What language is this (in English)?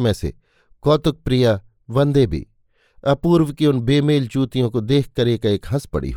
Hindi